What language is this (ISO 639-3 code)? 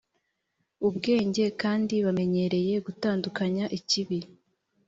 kin